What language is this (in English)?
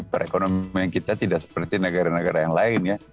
Indonesian